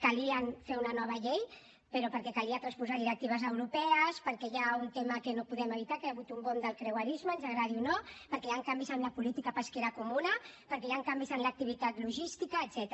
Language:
Catalan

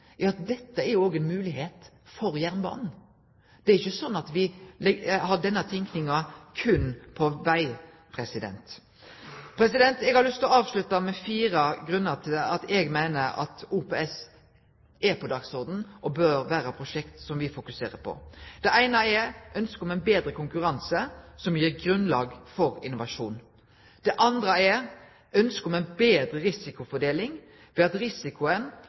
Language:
Norwegian Nynorsk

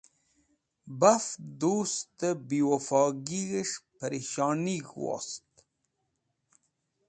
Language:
Wakhi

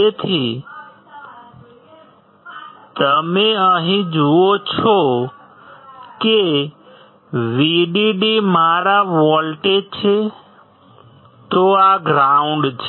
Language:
Gujarati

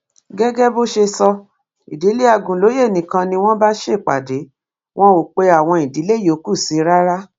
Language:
Yoruba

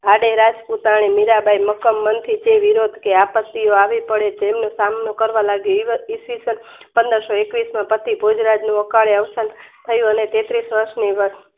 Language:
Gujarati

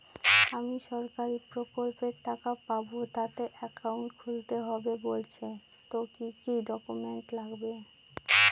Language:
Bangla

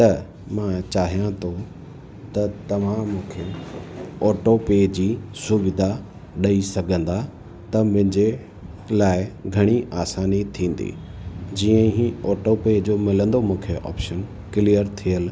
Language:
Sindhi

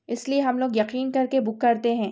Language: Urdu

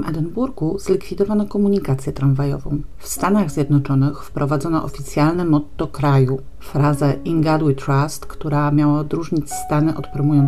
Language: Polish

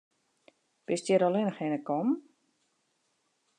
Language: Western Frisian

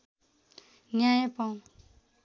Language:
Nepali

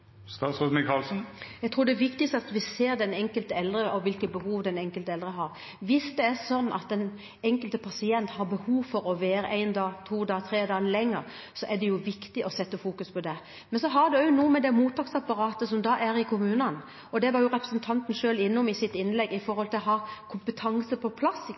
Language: Norwegian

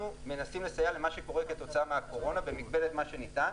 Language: Hebrew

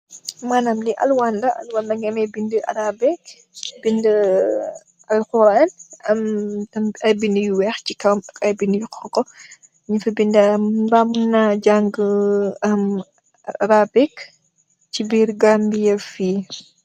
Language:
Wolof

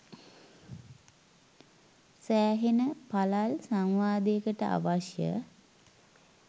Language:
Sinhala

